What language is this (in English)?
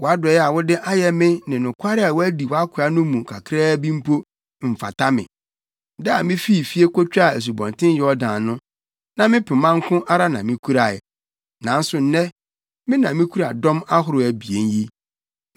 Akan